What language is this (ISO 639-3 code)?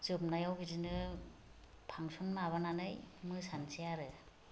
brx